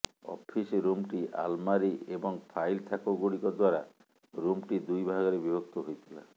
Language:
Odia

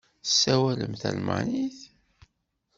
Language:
Kabyle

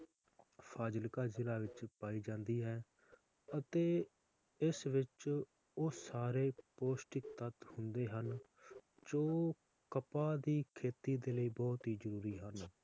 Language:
Punjabi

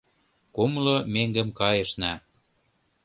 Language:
Mari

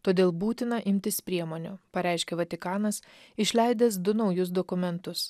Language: Lithuanian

